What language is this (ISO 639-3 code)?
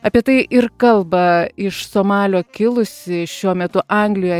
lit